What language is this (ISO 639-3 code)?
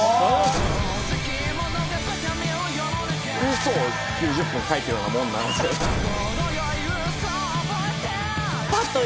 jpn